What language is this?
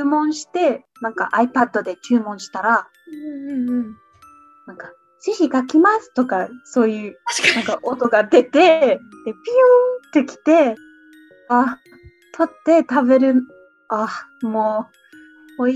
Japanese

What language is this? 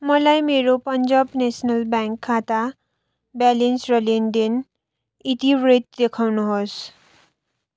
Nepali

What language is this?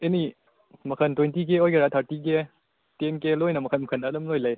Manipuri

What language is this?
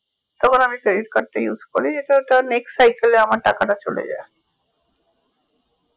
Bangla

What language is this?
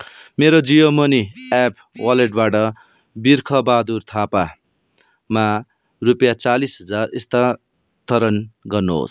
Nepali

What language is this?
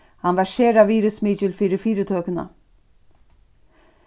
Faroese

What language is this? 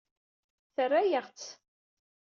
Kabyle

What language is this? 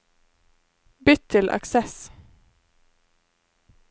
Norwegian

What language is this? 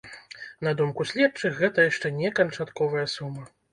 Belarusian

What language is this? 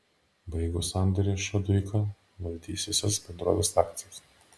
Lithuanian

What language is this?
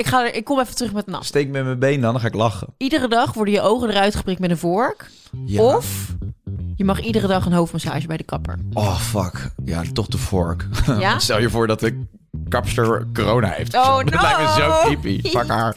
Dutch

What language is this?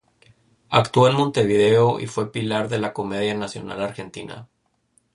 Spanish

